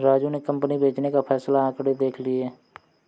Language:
Hindi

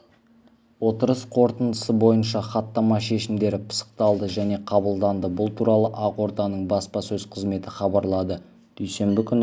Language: Kazakh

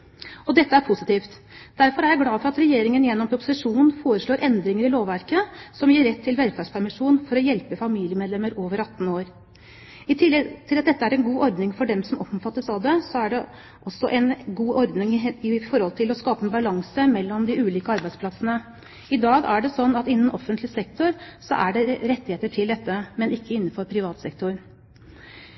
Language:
Norwegian Bokmål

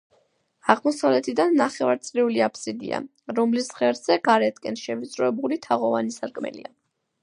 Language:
Georgian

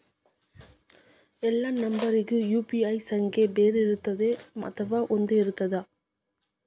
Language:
Kannada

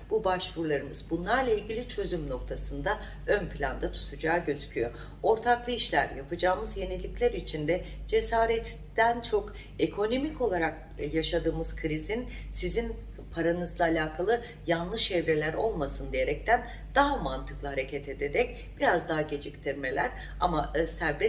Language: Turkish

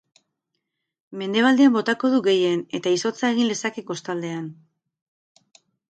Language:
Basque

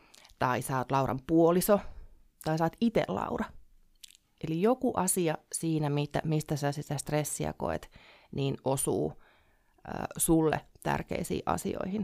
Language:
Finnish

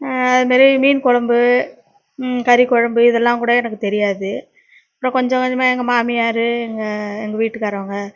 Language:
Tamil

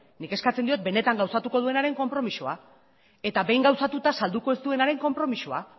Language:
Basque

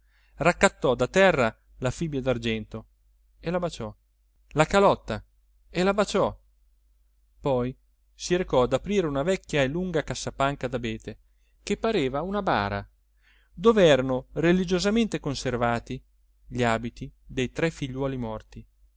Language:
Italian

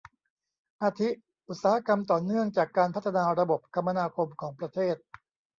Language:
Thai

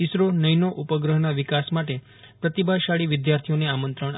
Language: Gujarati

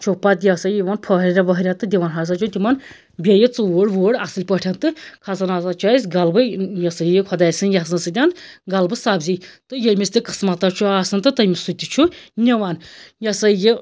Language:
Kashmiri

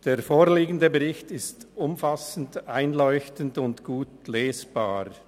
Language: Swiss German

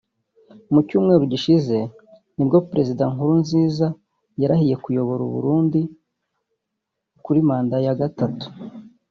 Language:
Kinyarwanda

